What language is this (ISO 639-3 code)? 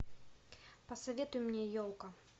rus